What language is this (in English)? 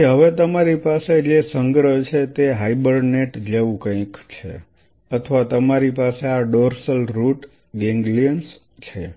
Gujarati